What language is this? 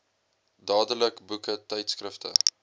Afrikaans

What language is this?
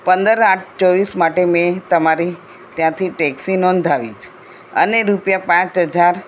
Gujarati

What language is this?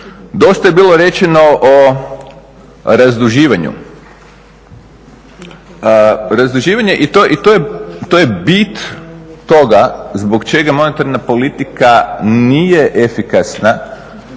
Croatian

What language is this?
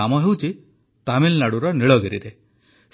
Odia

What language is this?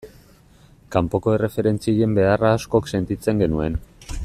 Basque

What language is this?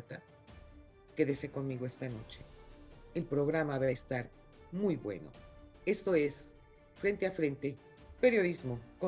Spanish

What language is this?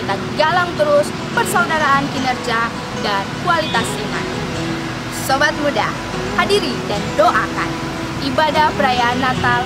Indonesian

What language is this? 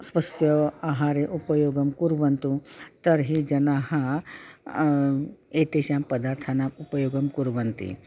Sanskrit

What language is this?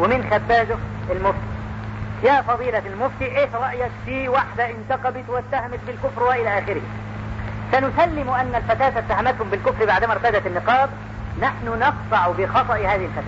Arabic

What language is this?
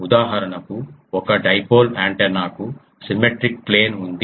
Telugu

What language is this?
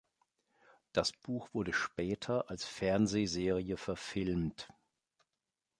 German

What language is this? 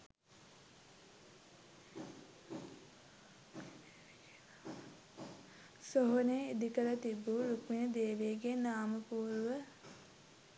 Sinhala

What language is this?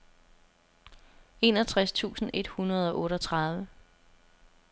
Danish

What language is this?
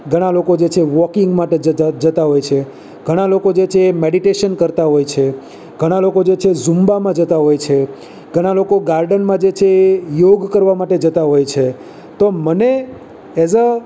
Gujarati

